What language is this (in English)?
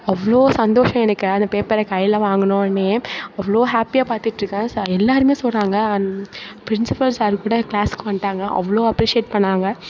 Tamil